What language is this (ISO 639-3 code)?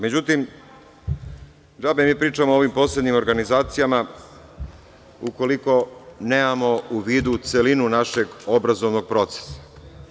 srp